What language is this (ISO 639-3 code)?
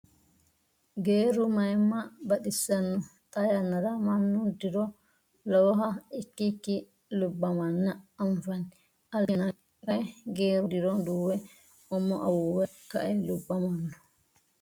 sid